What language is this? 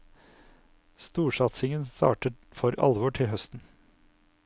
Norwegian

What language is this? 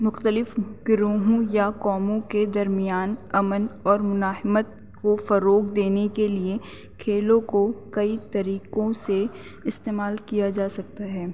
Urdu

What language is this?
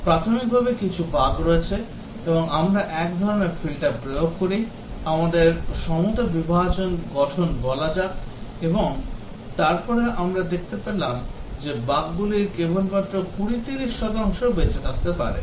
Bangla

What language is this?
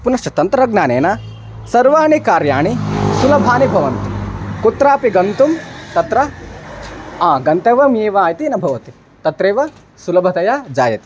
Sanskrit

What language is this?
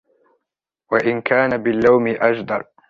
Arabic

